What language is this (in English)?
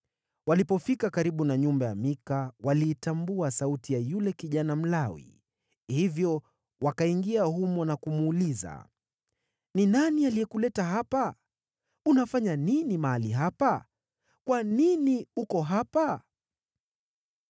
Swahili